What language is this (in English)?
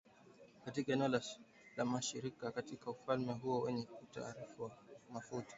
Swahili